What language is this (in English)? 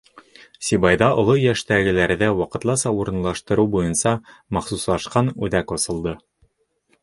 Bashkir